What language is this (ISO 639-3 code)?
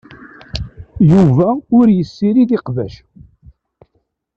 kab